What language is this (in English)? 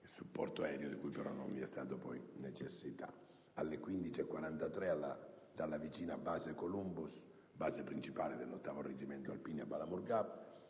Italian